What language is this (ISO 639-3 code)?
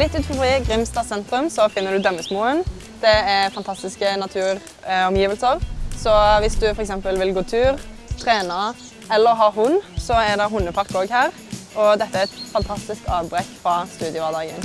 nor